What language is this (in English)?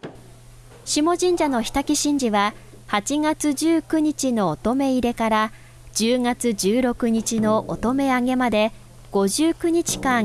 Japanese